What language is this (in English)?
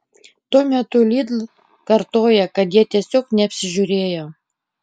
Lithuanian